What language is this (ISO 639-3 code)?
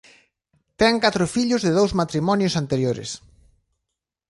glg